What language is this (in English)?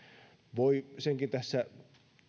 Finnish